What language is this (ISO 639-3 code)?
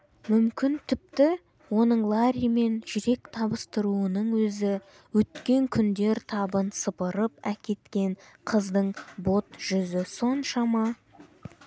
kaz